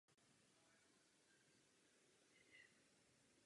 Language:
Czech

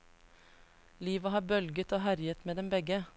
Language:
Norwegian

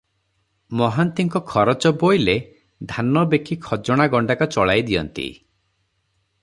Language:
Odia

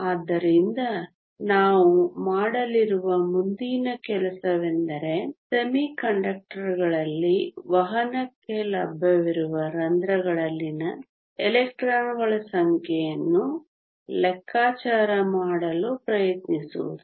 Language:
Kannada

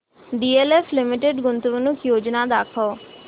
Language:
Marathi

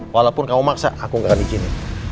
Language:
Indonesian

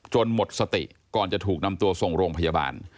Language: Thai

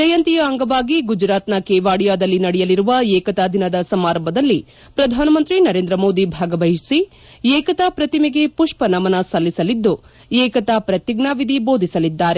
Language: Kannada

